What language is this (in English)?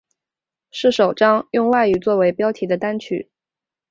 Chinese